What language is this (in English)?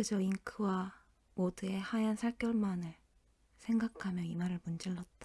Korean